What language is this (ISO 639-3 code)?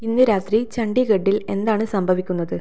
mal